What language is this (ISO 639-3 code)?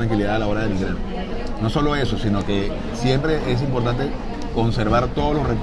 spa